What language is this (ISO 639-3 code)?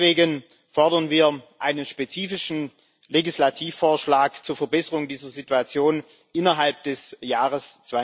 deu